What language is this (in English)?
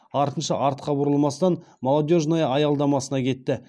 Kazakh